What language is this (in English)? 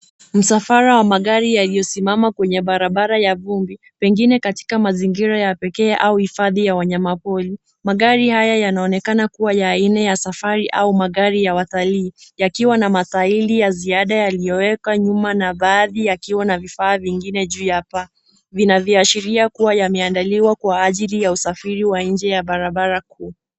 Swahili